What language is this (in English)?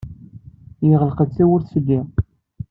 Kabyle